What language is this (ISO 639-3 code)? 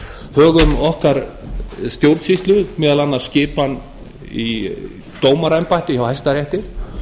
isl